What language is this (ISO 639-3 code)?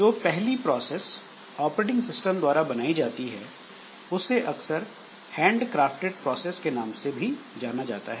hin